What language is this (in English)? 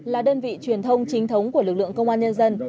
Vietnamese